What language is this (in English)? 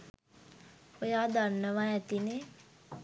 Sinhala